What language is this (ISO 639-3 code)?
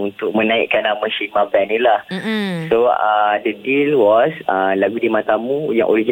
msa